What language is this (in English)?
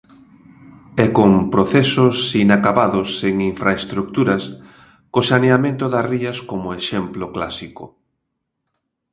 Galician